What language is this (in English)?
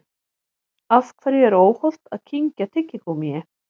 Icelandic